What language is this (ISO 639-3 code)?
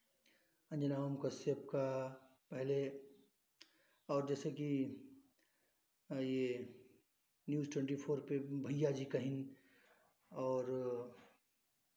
hin